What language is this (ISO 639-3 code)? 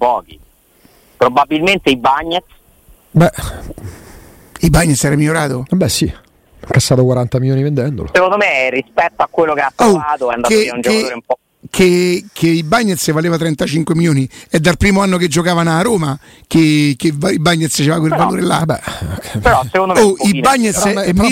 ita